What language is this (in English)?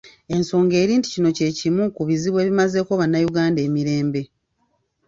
Ganda